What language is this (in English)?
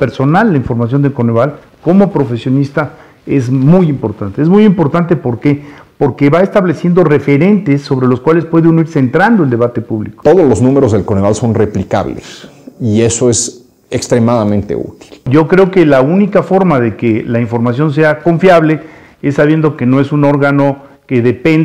Spanish